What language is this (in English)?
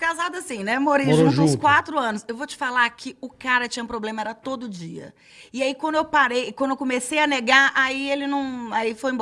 Portuguese